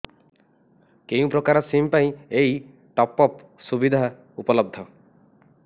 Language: Odia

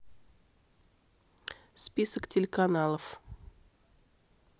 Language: Russian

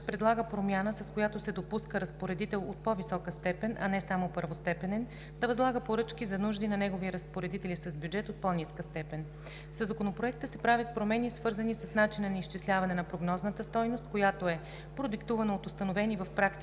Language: Bulgarian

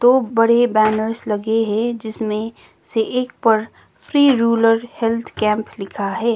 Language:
Hindi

